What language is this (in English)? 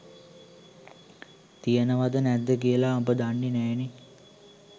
Sinhala